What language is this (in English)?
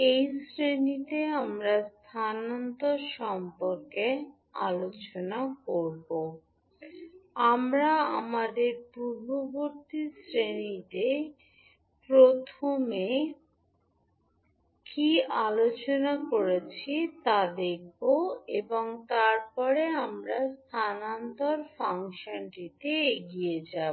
Bangla